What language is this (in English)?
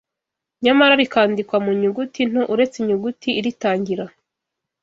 Kinyarwanda